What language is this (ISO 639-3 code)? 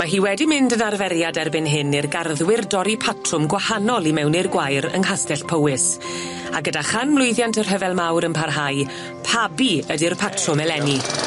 cym